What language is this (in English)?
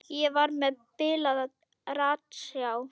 Icelandic